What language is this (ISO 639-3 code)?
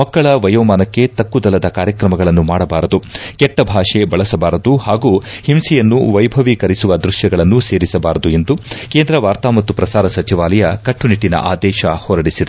kan